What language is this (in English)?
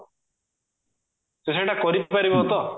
Odia